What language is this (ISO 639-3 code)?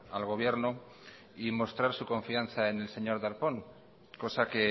spa